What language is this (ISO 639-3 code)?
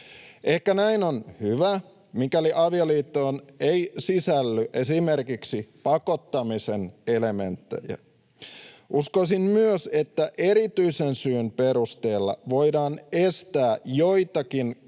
fin